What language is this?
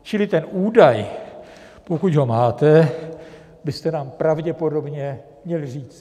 Czech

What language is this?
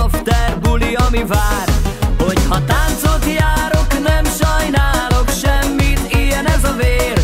Polish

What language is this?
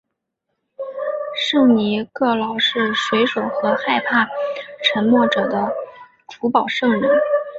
Chinese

